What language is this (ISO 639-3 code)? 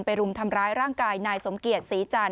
tha